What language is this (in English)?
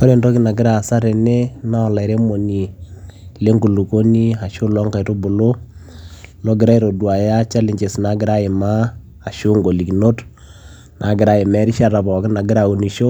Masai